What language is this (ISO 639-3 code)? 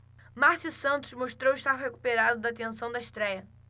por